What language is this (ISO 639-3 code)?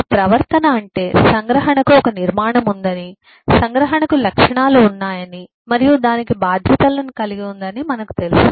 tel